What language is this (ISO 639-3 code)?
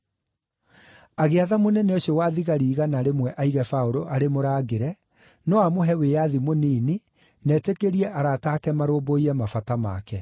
kik